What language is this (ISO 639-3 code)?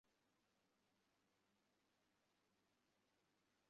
ben